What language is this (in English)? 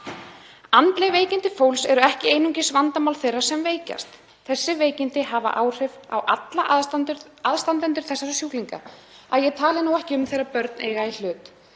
Icelandic